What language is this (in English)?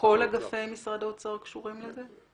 Hebrew